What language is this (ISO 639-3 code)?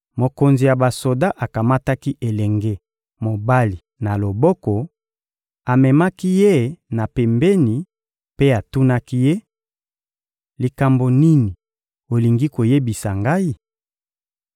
lin